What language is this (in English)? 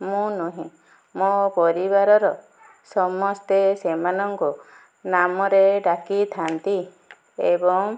Odia